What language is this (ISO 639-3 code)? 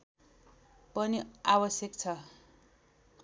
nep